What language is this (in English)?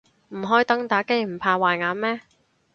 Cantonese